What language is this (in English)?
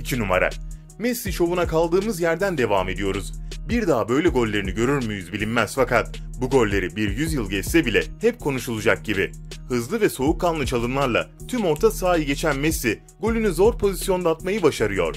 Turkish